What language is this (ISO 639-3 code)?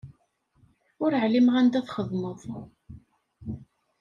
kab